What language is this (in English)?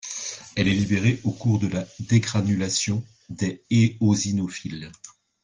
French